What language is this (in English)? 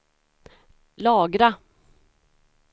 Swedish